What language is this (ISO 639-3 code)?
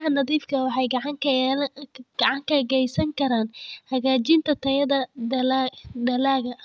som